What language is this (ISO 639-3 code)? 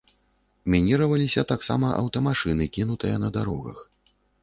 bel